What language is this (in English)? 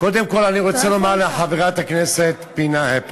Hebrew